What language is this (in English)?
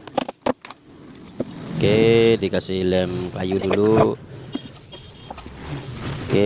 Indonesian